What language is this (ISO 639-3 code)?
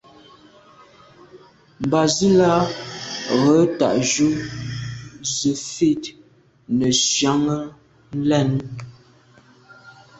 byv